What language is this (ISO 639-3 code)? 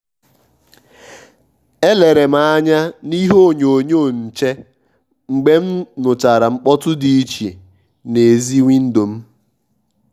ibo